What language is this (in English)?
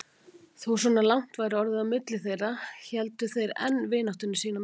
Icelandic